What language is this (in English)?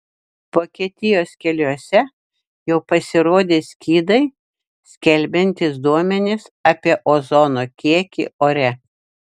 Lithuanian